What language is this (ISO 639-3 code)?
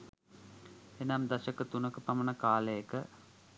sin